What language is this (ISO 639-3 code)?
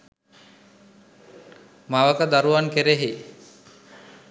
sin